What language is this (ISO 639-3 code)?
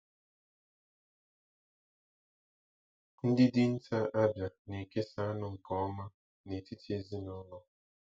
ibo